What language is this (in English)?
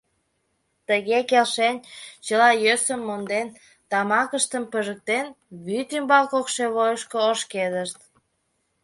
Mari